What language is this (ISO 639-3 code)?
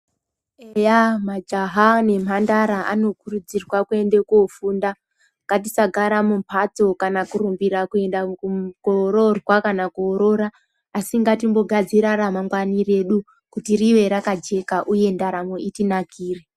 ndc